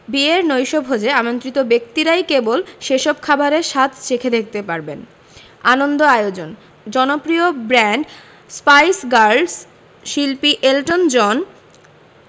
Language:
Bangla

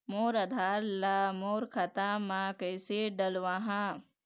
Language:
Chhattisgarhi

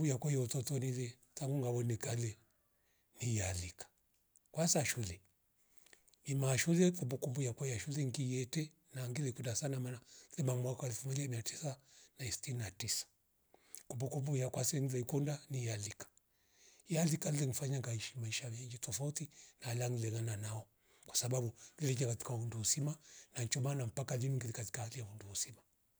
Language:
Rombo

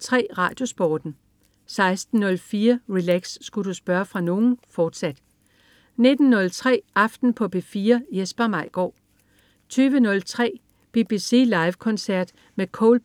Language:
Danish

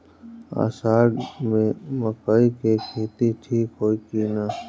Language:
Bhojpuri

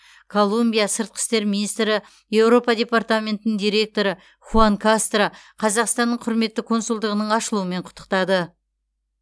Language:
Kazakh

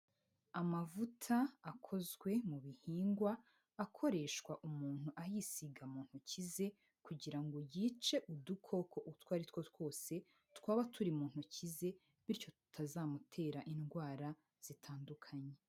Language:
Kinyarwanda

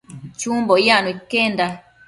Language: Matsés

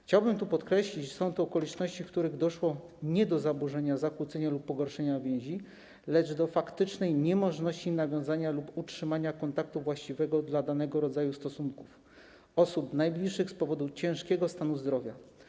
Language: Polish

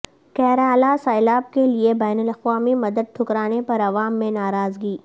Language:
Urdu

